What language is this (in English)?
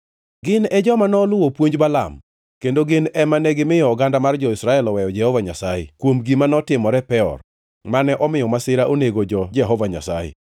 Luo (Kenya and Tanzania)